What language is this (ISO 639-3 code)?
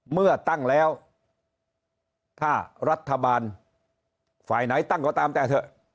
tha